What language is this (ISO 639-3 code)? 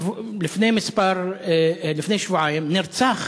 heb